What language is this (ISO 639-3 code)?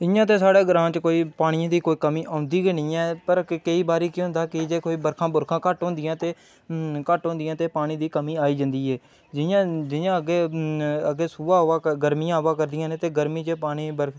doi